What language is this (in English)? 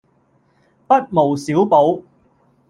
Cantonese